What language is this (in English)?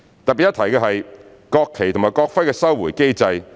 Cantonese